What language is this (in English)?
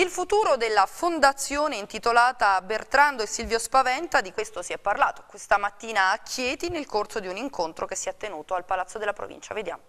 Italian